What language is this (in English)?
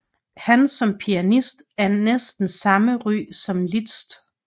Danish